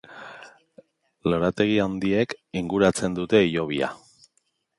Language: Basque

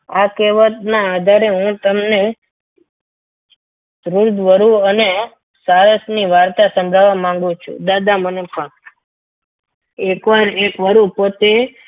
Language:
Gujarati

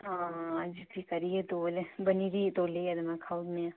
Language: Dogri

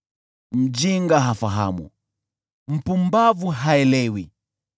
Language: Swahili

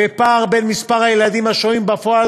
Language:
Hebrew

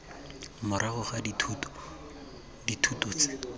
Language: Tswana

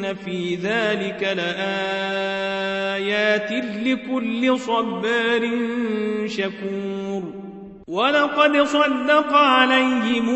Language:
Arabic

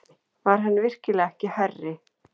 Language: Icelandic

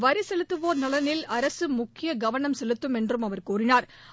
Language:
Tamil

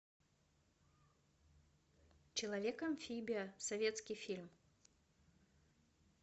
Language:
Russian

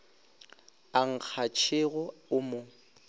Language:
Northern Sotho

